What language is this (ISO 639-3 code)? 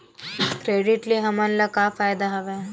hne